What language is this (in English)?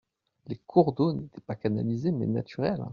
French